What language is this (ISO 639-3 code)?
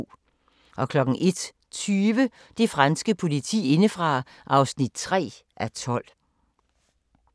dan